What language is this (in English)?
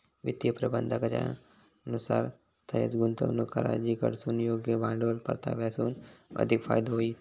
Marathi